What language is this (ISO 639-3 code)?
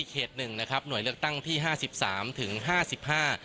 tha